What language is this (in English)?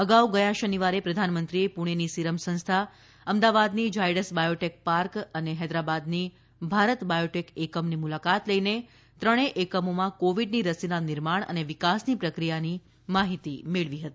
Gujarati